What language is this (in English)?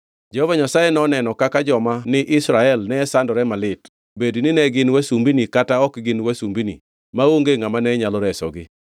Luo (Kenya and Tanzania)